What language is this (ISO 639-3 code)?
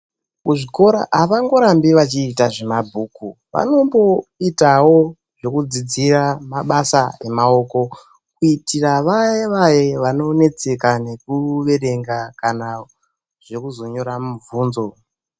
ndc